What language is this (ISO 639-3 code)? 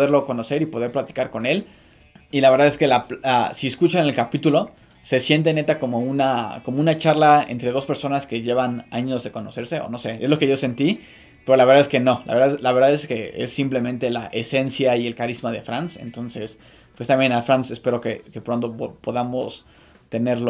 spa